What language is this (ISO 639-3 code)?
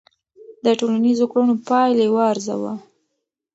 pus